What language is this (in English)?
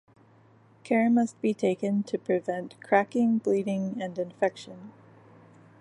English